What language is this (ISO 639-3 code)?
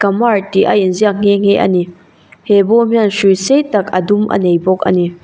lus